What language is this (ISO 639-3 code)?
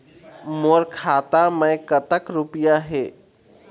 hne